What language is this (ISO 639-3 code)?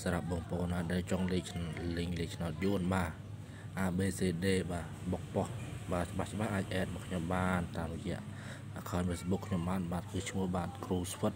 tha